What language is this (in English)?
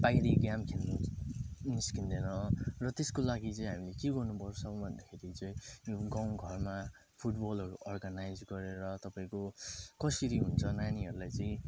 Nepali